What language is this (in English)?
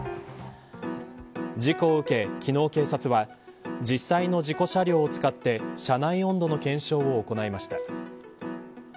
Japanese